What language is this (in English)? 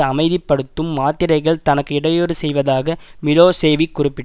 Tamil